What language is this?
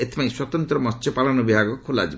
Odia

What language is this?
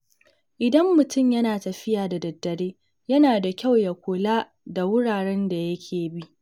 Hausa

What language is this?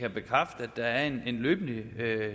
Danish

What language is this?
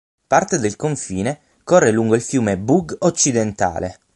Italian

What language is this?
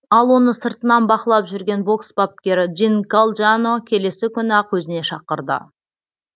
Kazakh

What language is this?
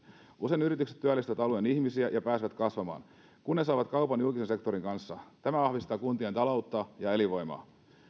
Finnish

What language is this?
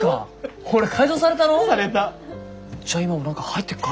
Japanese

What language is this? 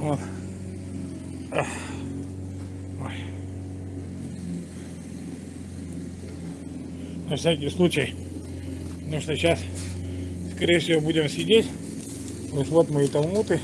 Russian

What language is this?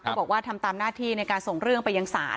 Thai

